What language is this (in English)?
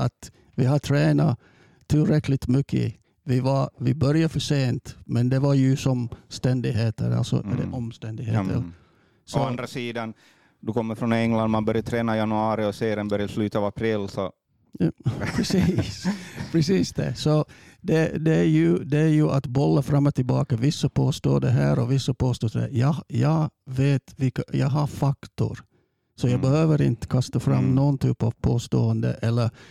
Swedish